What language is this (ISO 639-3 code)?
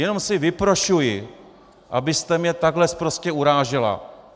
ces